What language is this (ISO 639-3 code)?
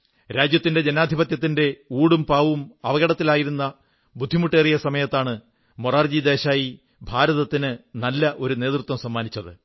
mal